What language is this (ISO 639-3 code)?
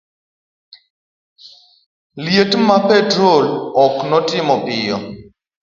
luo